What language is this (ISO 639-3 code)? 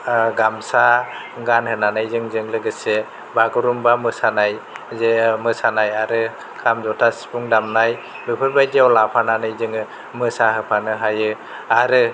brx